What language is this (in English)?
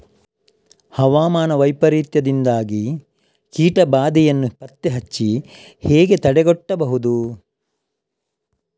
Kannada